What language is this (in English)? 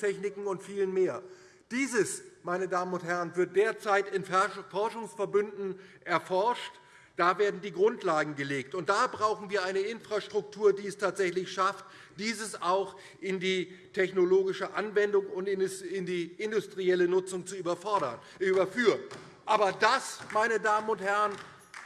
German